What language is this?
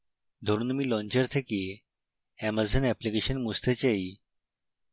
Bangla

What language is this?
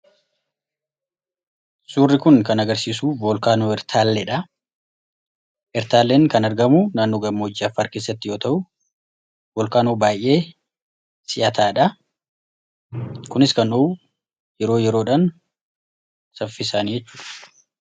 Oromo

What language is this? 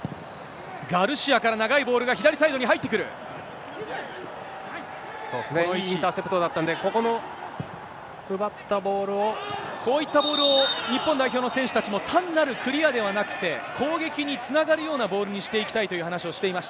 Japanese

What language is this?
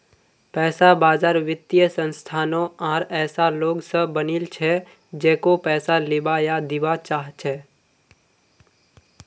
Magahi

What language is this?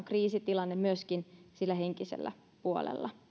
Finnish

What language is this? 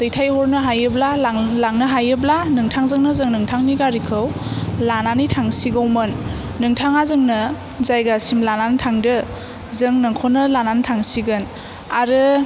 Bodo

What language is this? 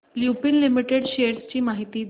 Marathi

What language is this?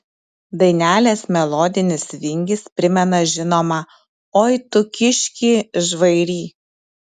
Lithuanian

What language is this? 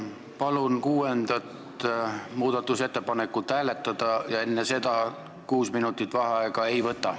Estonian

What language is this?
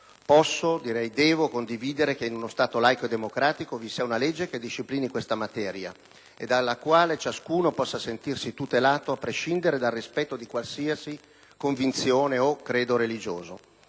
Italian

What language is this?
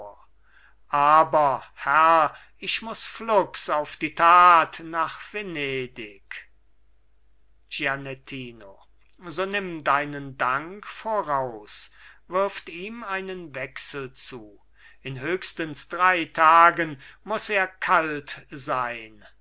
German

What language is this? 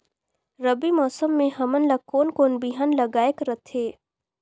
Chhattisgarhi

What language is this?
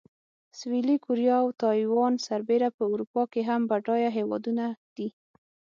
Pashto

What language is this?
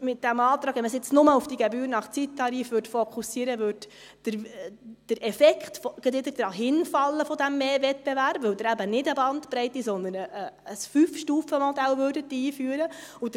Swiss German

